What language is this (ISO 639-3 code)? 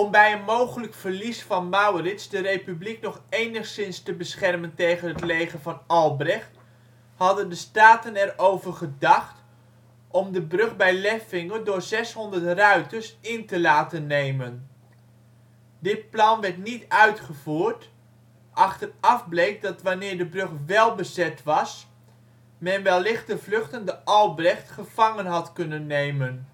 nld